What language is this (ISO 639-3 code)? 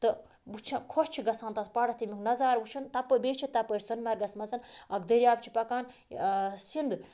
kas